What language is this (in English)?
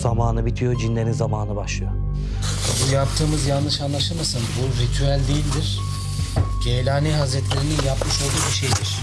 Turkish